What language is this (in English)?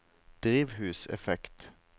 Norwegian